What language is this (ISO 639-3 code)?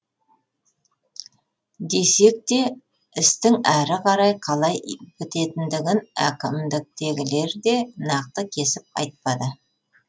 kaz